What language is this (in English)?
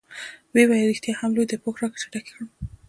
Pashto